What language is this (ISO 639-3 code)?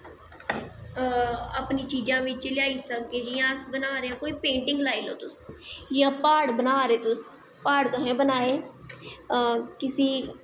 doi